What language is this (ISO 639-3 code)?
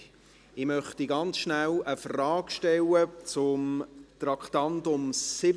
gsw